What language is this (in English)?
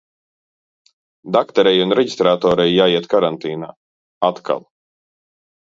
Latvian